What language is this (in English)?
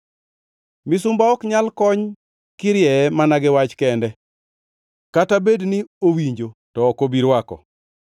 Luo (Kenya and Tanzania)